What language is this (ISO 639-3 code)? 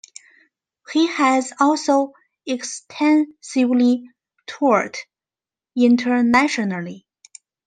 eng